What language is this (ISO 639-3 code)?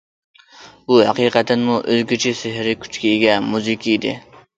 uig